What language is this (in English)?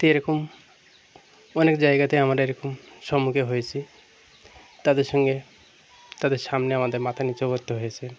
Bangla